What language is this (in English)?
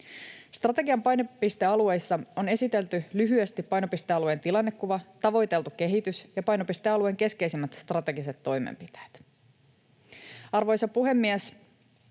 Finnish